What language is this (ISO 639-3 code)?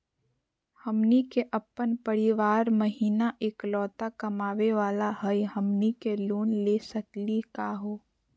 mag